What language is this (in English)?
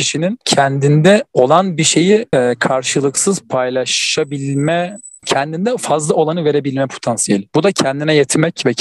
Turkish